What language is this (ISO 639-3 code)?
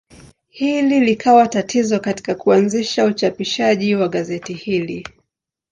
swa